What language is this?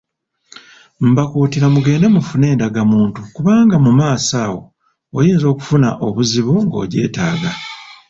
Ganda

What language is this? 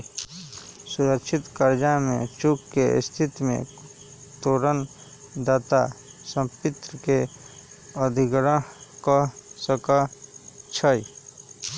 Magahi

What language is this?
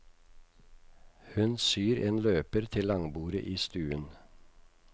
Norwegian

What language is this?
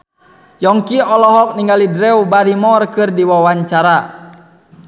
Sundanese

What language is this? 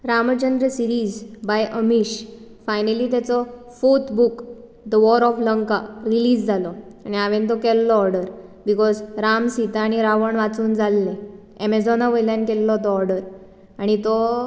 Konkani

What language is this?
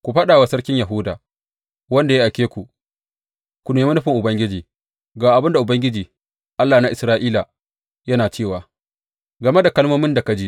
Hausa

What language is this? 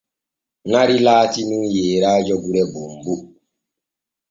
Borgu Fulfulde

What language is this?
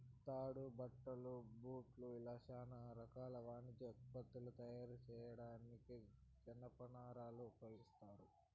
Telugu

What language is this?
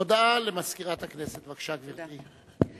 Hebrew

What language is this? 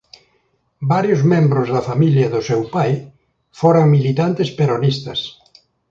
Galician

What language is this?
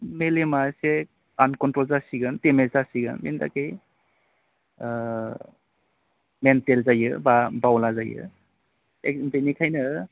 Bodo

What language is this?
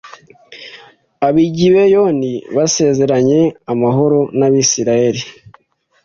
Kinyarwanda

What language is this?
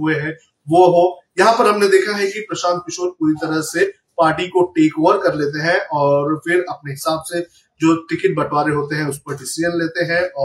Hindi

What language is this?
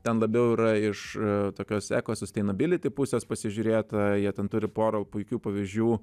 Lithuanian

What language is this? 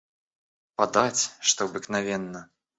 Russian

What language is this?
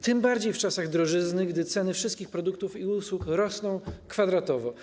Polish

